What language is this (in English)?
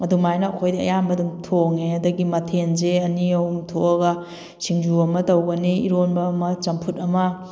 Manipuri